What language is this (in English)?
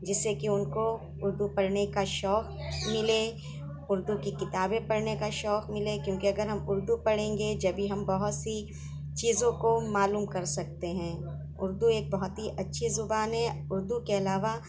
Urdu